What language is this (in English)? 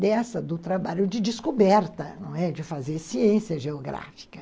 Portuguese